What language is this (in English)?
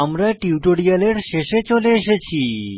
Bangla